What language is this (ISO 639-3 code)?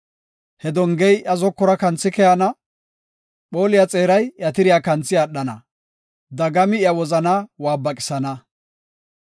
gof